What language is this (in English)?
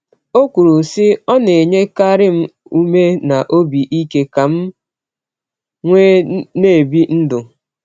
Igbo